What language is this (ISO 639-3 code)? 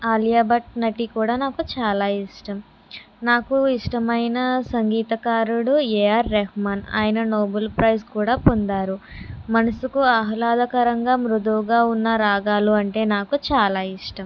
tel